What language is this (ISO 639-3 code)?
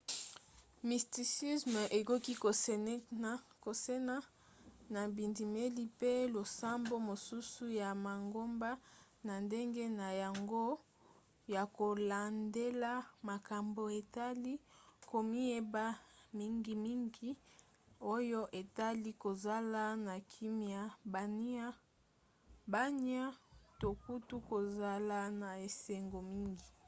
lin